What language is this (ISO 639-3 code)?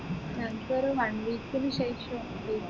mal